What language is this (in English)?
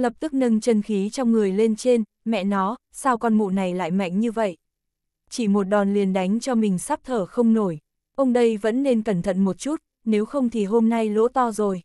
Vietnamese